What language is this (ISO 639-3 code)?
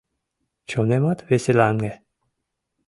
chm